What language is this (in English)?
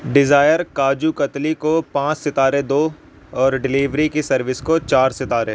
Urdu